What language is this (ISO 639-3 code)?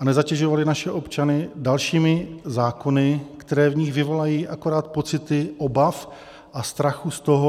ces